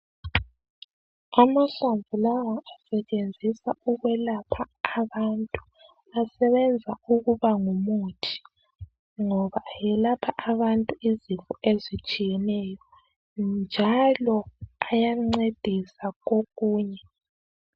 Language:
North Ndebele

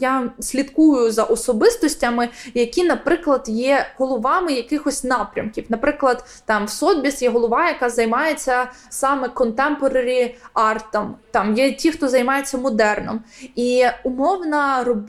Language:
Ukrainian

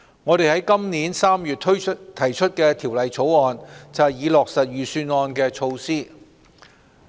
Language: Cantonese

